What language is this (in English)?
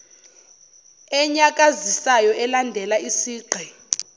Zulu